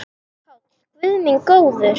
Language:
Icelandic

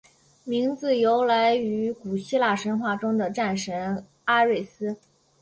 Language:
Chinese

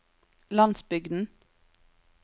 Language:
Norwegian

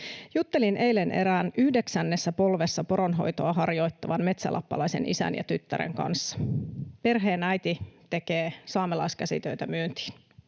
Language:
Finnish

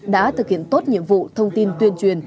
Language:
Vietnamese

